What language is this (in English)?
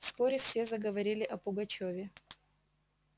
Russian